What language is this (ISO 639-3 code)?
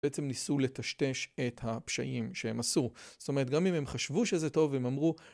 heb